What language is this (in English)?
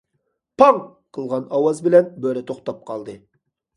Uyghur